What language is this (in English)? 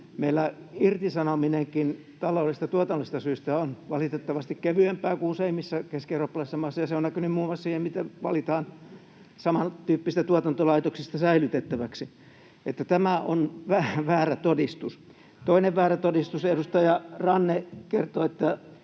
Finnish